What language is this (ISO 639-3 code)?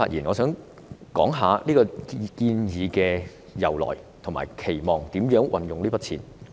yue